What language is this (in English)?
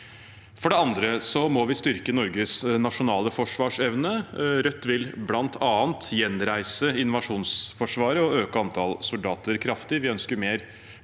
Norwegian